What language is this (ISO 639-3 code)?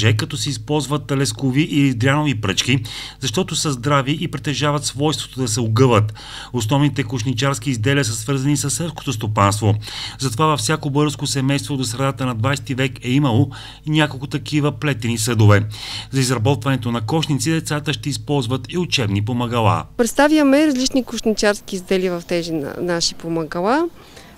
bul